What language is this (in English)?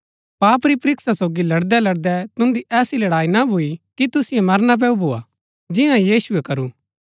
Gaddi